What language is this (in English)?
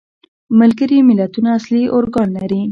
Pashto